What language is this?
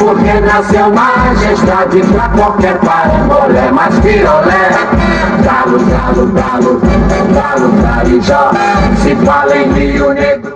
Thai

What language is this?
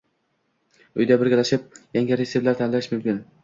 Uzbek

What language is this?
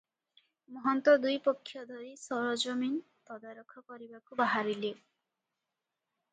Odia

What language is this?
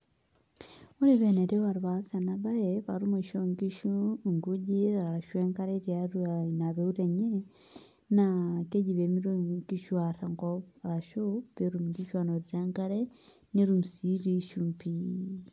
Masai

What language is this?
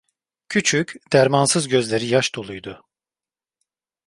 Turkish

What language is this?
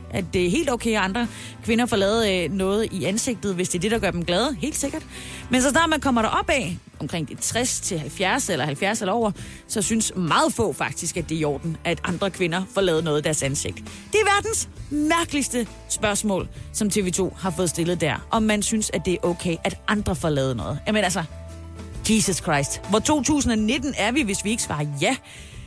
Danish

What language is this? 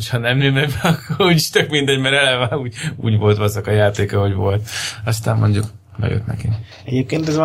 Hungarian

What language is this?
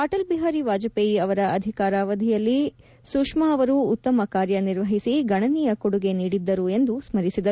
Kannada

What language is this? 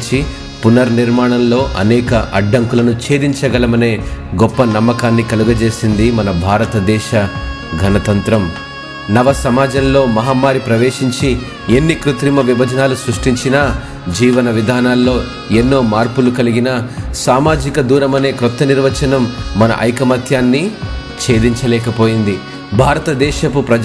Telugu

